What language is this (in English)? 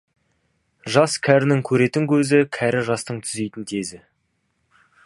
Kazakh